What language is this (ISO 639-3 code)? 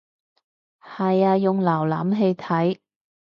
yue